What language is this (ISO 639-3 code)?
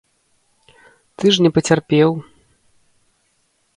bel